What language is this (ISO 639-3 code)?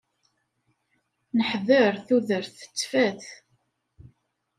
kab